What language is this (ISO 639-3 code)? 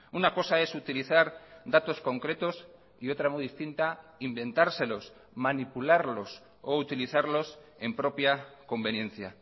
spa